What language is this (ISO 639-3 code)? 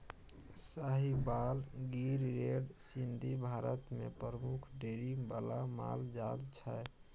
mai